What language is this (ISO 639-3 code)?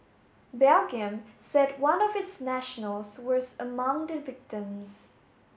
eng